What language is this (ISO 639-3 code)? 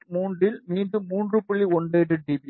tam